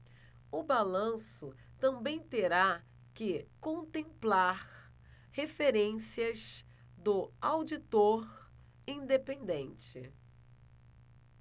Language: Portuguese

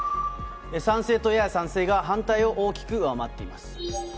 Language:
Japanese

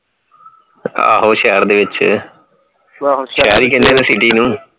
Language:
Punjabi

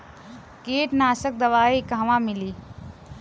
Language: Bhojpuri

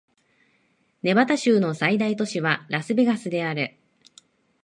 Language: Japanese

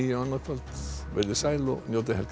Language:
Icelandic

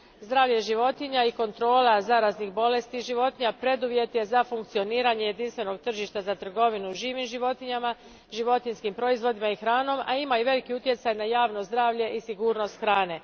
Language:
Croatian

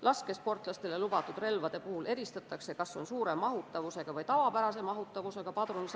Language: Estonian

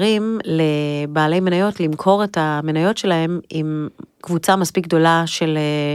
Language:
Hebrew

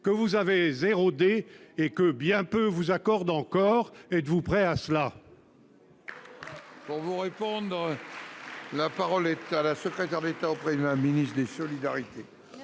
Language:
French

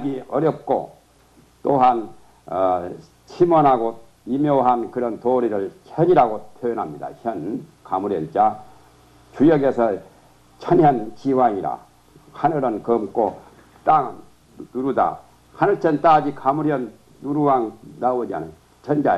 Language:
Korean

